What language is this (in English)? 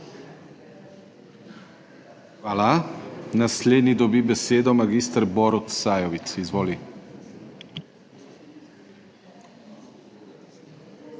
Slovenian